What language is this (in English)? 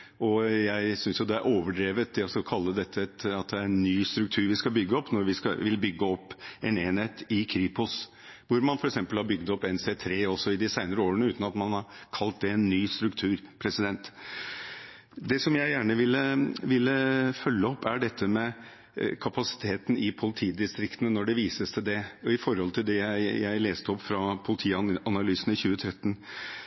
Norwegian Bokmål